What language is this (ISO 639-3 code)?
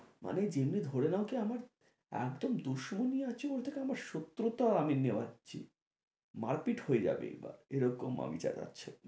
ben